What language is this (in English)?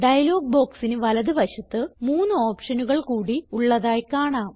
Malayalam